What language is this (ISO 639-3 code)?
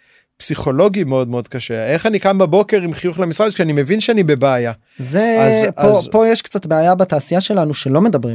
heb